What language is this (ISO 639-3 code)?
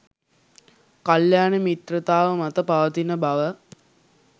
sin